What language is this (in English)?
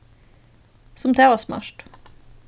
Faroese